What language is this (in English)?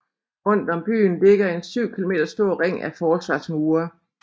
Danish